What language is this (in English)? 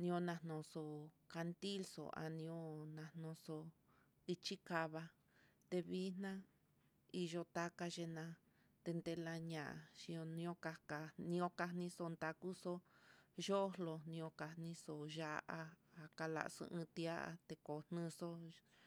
Mitlatongo Mixtec